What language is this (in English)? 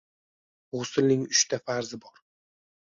Uzbek